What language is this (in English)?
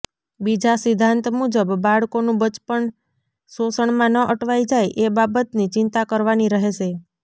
Gujarati